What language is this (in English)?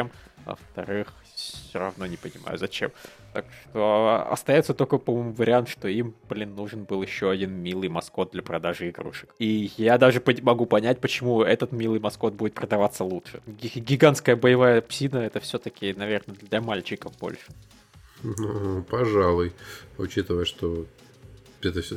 Russian